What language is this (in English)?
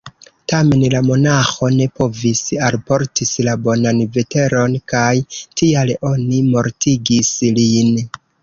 Esperanto